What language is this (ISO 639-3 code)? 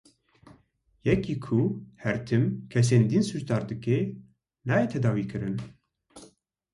kur